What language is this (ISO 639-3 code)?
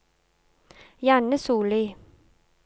nor